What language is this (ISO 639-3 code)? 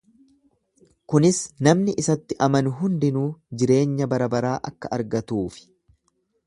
orm